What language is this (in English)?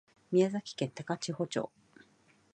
Japanese